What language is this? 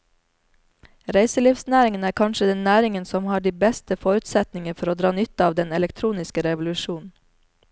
Norwegian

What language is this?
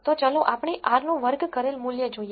Gujarati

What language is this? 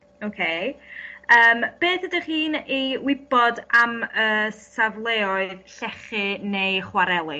Welsh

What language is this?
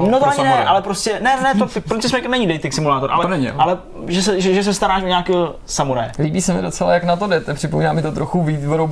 Czech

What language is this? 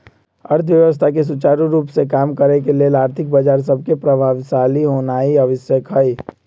Magahi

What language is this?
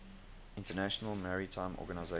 English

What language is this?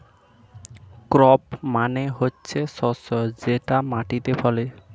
Bangla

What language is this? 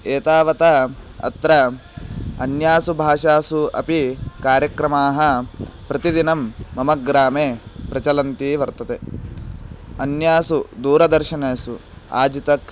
Sanskrit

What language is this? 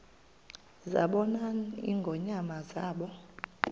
Xhosa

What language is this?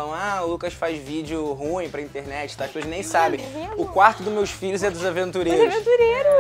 Portuguese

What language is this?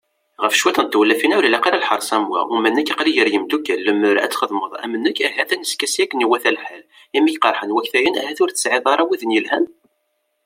Kabyle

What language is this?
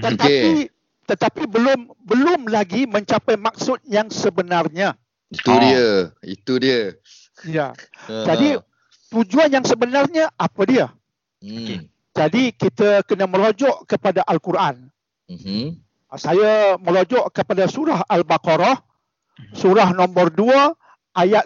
Malay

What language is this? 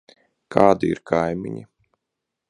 Latvian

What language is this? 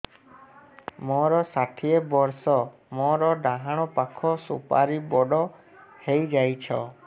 Odia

